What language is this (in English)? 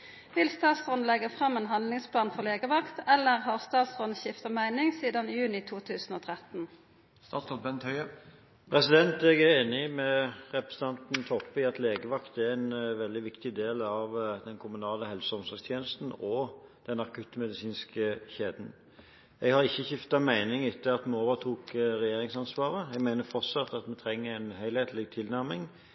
Norwegian